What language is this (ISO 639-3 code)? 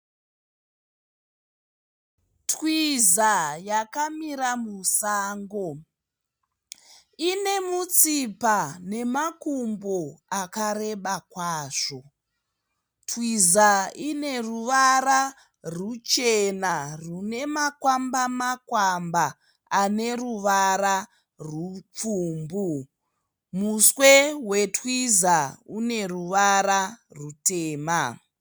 sna